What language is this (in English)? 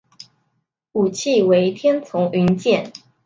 Chinese